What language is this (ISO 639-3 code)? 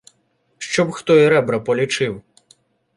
ukr